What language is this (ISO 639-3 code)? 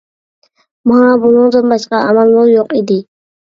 uig